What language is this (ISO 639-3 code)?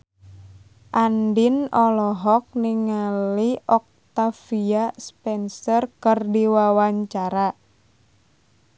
sun